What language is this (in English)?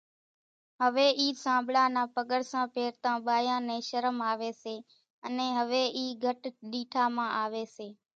Kachi Koli